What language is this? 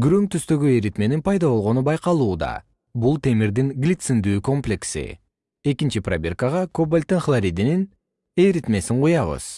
Kyrgyz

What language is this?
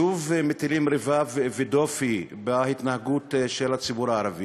Hebrew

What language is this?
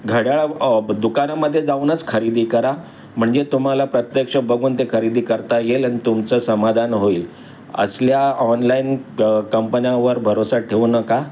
Marathi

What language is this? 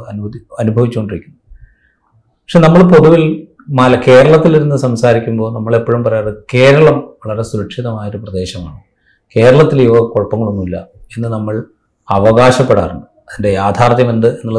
Malayalam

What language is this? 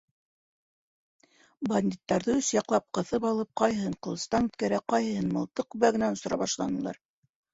Bashkir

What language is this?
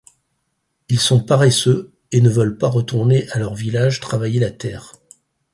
French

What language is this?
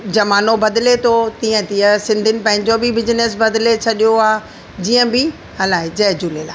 Sindhi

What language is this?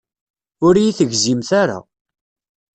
Kabyle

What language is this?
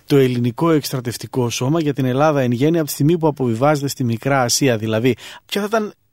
Greek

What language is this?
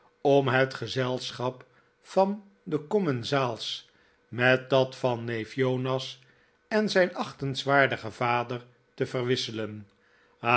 Dutch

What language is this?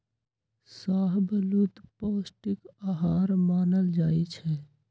Magahi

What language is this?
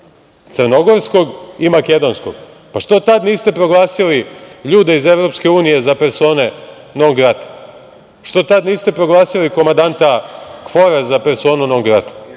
Serbian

